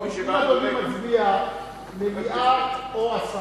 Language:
Hebrew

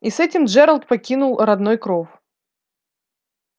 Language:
Russian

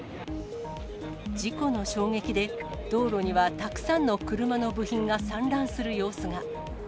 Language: Japanese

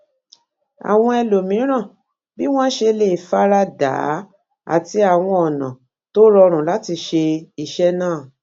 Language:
Yoruba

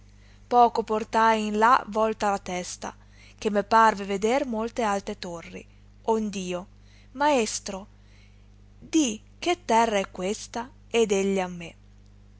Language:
Italian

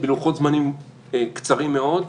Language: Hebrew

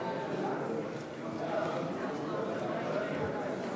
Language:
Hebrew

